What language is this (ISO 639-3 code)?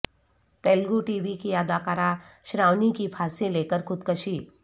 urd